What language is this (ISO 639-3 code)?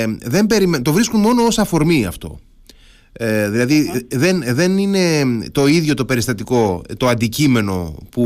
ell